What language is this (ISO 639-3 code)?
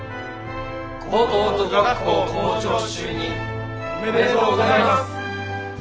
jpn